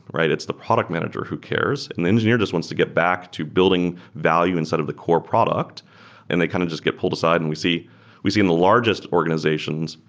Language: English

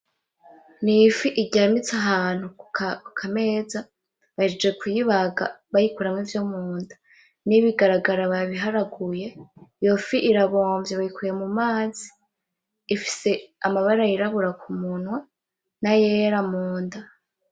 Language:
Rundi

